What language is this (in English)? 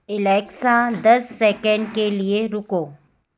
Hindi